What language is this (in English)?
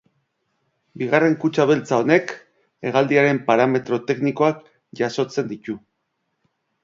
Basque